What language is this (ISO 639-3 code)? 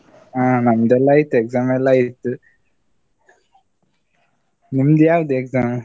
kan